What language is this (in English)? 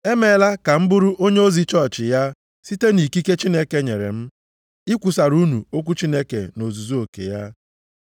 Igbo